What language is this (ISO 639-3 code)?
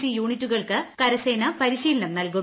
mal